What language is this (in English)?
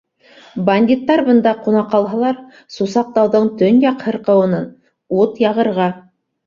Bashkir